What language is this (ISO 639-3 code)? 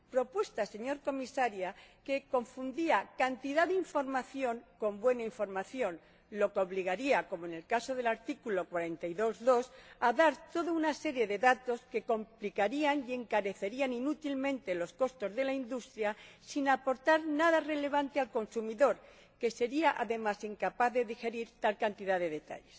spa